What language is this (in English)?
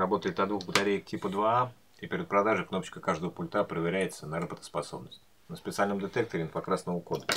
Russian